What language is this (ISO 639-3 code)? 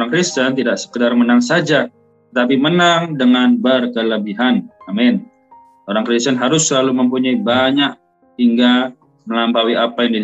ind